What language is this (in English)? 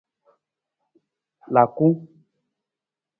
Nawdm